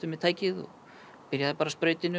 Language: Icelandic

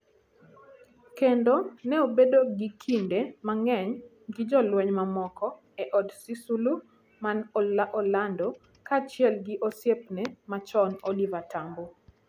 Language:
Luo (Kenya and Tanzania)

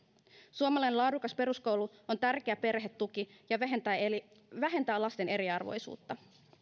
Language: Finnish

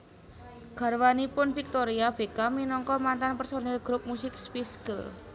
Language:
Javanese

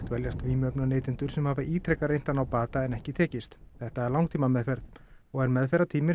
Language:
Icelandic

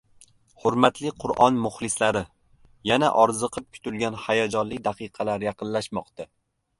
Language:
Uzbek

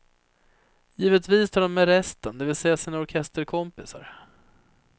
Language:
Swedish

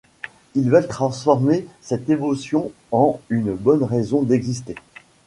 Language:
French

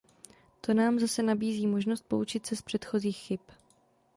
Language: Czech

